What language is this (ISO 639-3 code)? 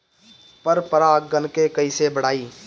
bho